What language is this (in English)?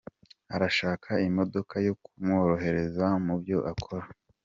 Kinyarwanda